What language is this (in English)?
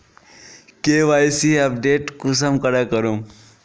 Magahi